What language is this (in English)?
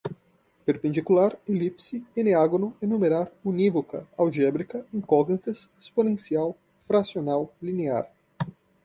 Portuguese